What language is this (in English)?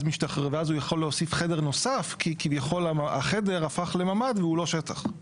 Hebrew